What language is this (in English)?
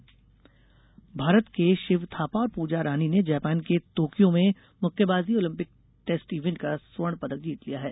Hindi